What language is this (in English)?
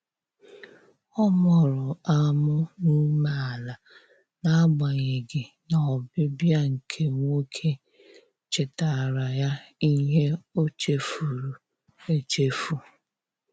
Igbo